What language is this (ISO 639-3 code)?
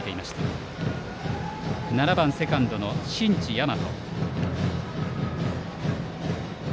jpn